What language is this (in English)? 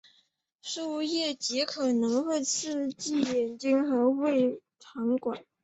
Chinese